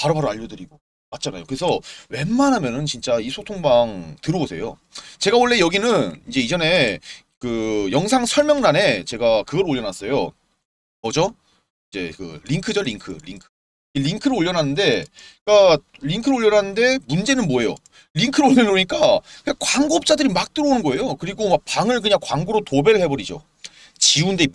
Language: Korean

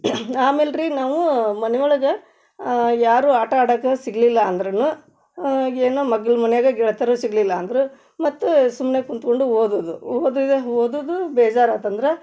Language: Kannada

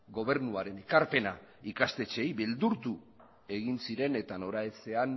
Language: Basque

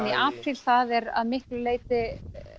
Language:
Icelandic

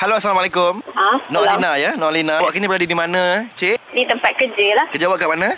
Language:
Malay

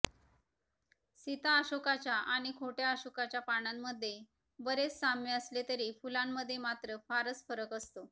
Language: Marathi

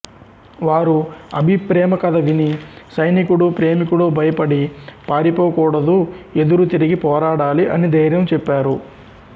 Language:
Telugu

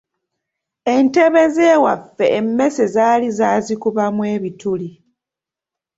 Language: Ganda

